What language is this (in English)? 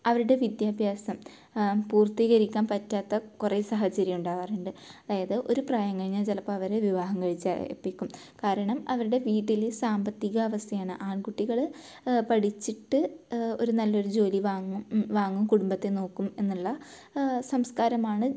Malayalam